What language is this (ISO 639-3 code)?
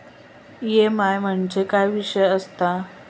mar